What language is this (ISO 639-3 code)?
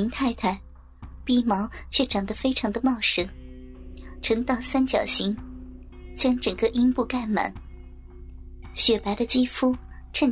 zho